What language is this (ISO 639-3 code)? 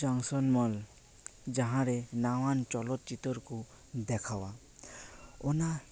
sat